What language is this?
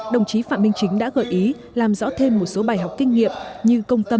Vietnamese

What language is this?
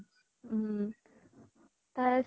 Assamese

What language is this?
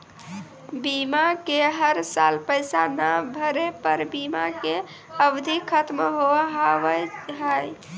Maithili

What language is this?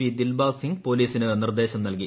Malayalam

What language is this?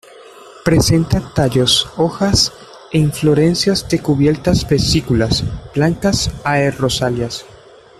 Spanish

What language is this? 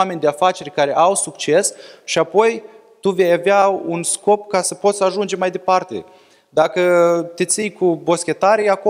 Romanian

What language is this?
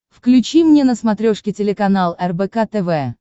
Russian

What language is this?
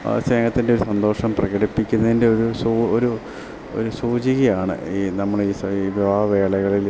Malayalam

